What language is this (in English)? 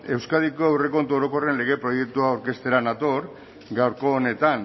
Basque